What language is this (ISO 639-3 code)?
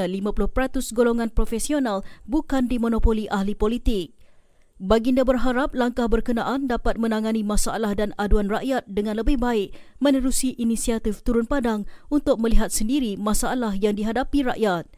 msa